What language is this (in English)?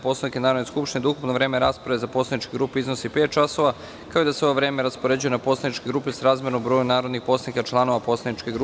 Serbian